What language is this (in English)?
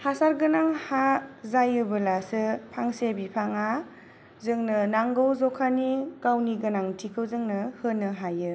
Bodo